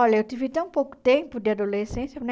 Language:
Portuguese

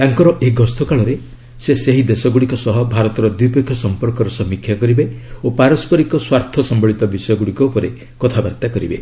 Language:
Odia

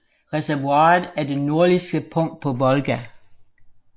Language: Danish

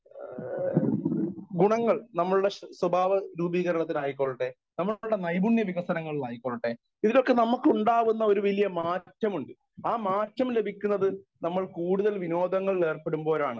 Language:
Malayalam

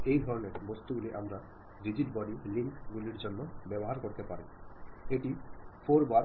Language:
Malayalam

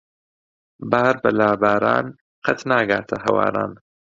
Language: Central Kurdish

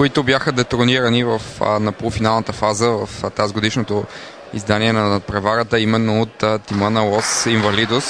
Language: Bulgarian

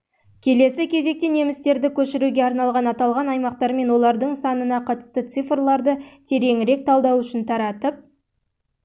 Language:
Kazakh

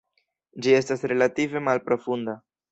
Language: Esperanto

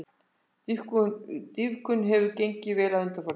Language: Icelandic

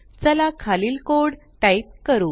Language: Marathi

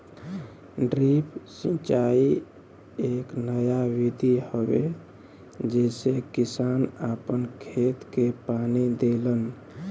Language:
Bhojpuri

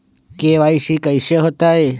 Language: Magahi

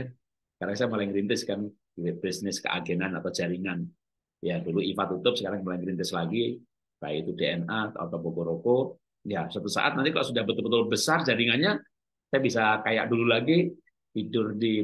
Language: Indonesian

